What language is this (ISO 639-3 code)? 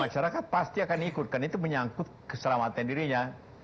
ind